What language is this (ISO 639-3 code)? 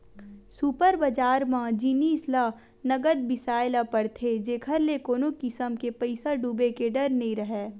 hne